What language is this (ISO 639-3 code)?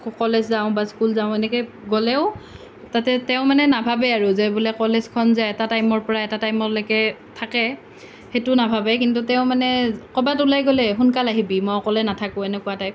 asm